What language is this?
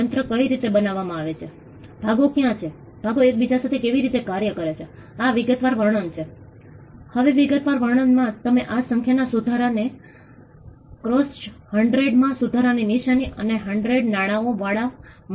Gujarati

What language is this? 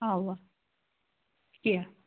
Kashmiri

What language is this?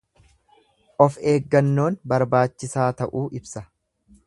Oromo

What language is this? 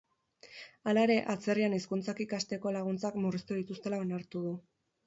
Basque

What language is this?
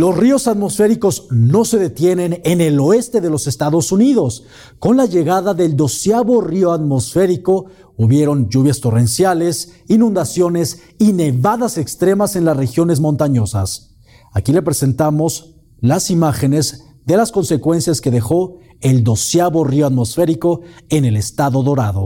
Spanish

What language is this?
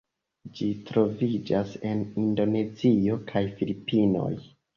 Esperanto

